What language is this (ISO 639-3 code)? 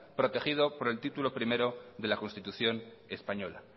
spa